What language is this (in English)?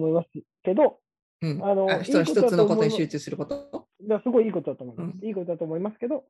Japanese